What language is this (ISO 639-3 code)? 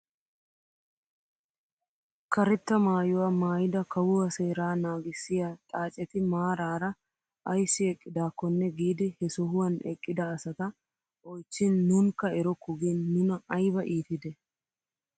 wal